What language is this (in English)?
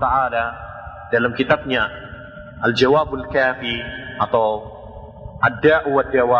Indonesian